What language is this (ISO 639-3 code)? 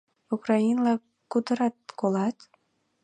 chm